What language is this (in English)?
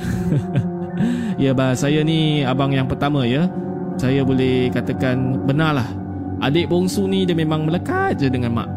Malay